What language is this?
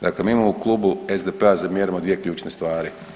Croatian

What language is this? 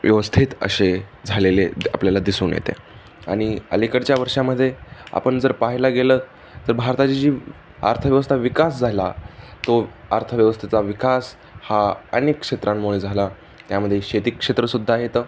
Marathi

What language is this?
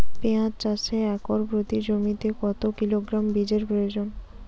Bangla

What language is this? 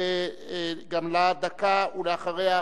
Hebrew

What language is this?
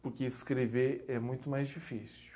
Portuguese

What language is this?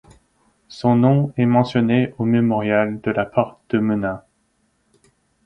French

